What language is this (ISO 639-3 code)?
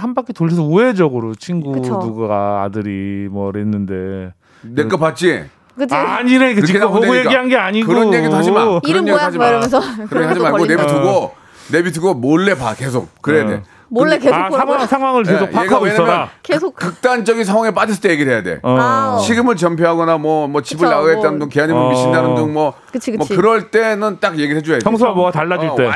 kor